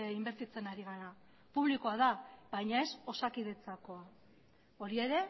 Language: Basque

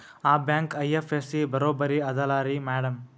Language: Kannada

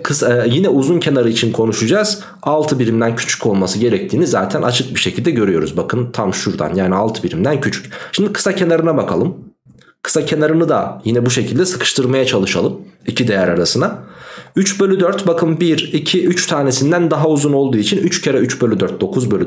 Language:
Turkish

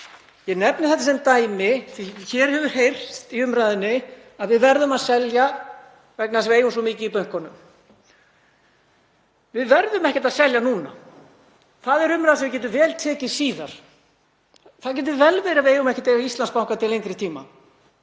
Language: Icelandic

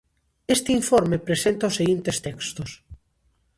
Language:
Galician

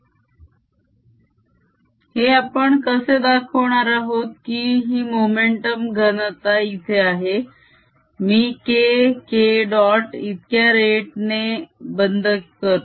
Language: Marathi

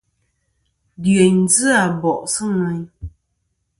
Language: Kom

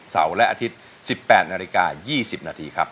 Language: Thai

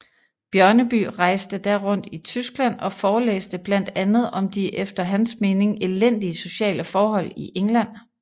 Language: Danish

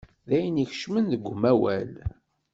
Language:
Kabyle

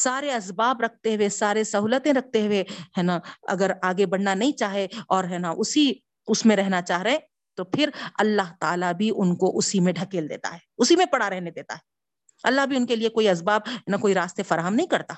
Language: Urdu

